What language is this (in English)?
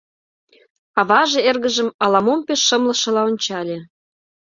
Mari